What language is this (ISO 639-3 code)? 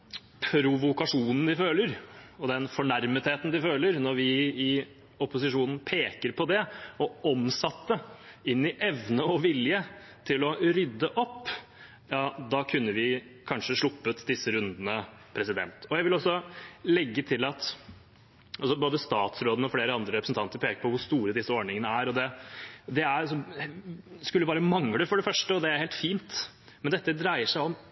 nob